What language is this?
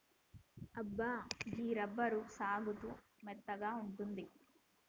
Telugu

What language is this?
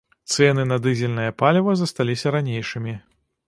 Belarusian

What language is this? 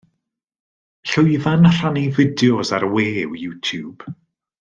Welsh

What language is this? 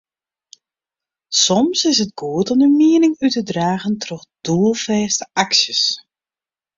Western Frisian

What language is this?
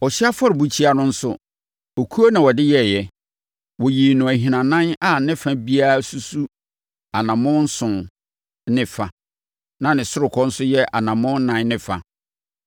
Akan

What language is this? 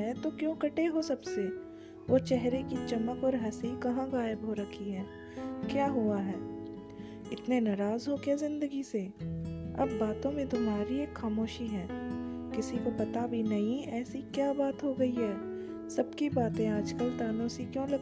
Hindi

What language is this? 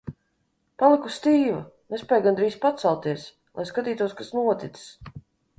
Latvian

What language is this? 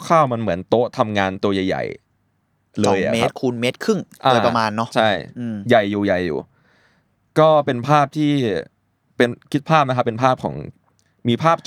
Thai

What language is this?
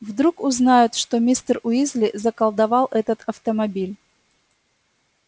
Russian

